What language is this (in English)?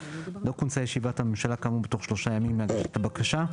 Hebrew